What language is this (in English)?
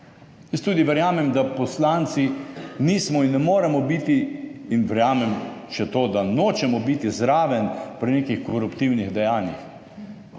Slovenian